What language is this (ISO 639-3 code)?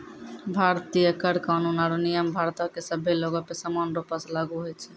mai